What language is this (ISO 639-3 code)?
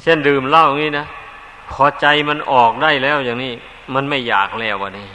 tha